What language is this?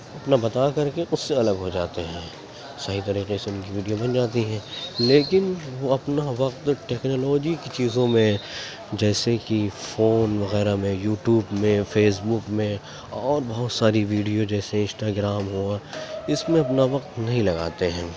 Urdu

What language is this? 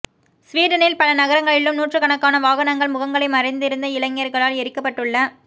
Tamil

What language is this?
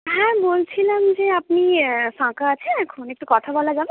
Bangla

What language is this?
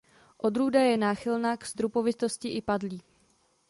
Czech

